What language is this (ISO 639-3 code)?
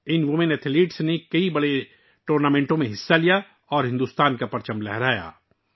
urd